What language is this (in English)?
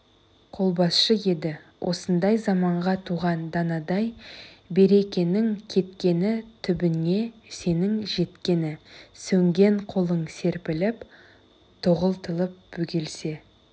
Kazakh